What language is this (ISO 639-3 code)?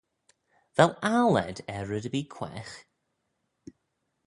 glv